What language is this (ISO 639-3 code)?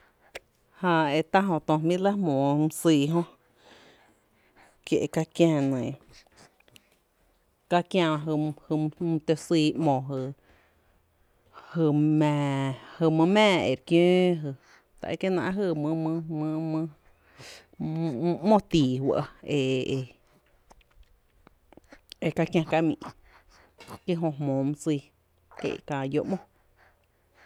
cte